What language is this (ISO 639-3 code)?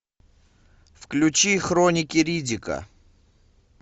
rus